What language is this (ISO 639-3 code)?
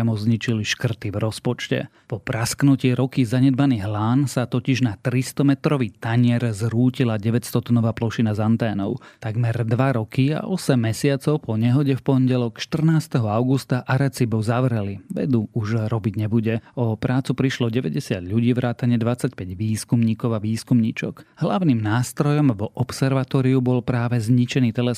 slk